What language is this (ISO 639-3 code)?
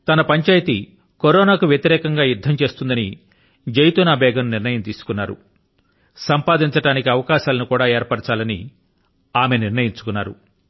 tel